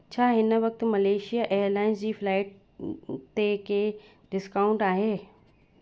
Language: Sindhi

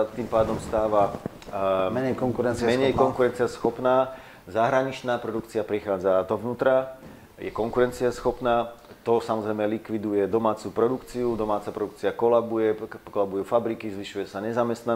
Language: Slovak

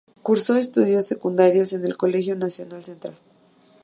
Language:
Spanish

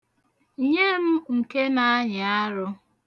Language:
Igbo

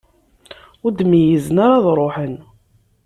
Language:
Kabyle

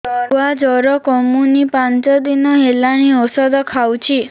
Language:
Odia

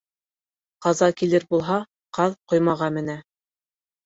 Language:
Bashkir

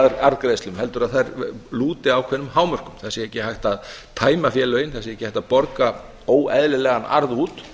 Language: Icelandic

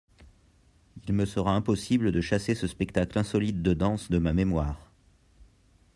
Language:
French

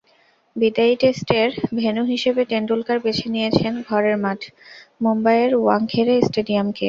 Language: Bangla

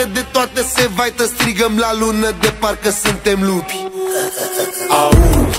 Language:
Romanian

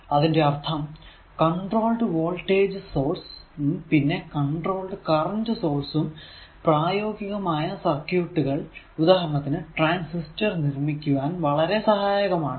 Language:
Malayalam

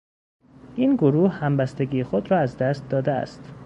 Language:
Persian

